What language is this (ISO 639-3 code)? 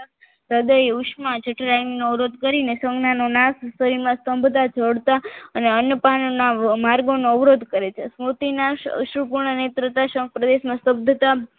guj